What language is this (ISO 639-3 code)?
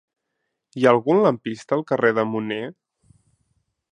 cat